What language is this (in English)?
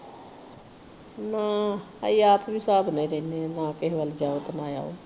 Punjabi